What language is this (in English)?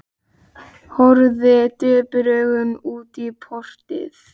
Icelandic